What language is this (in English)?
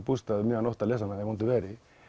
Icelandic